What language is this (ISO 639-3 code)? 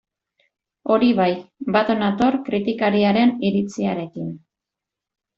eus